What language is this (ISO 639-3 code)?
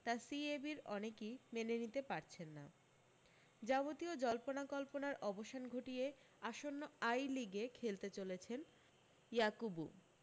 ben